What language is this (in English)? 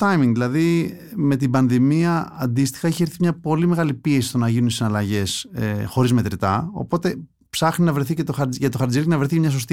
Greek